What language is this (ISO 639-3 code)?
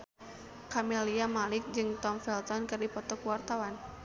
sun